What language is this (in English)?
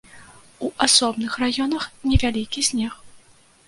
Belarusian